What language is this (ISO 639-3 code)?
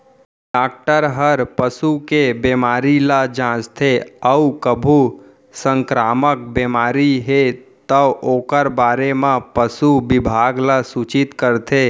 hne